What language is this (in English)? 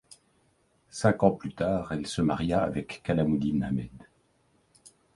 French